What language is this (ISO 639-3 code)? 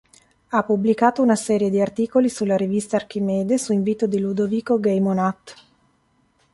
ita